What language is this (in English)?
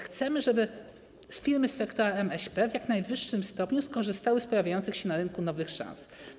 Polish